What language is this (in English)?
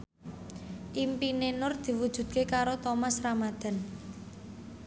Javanese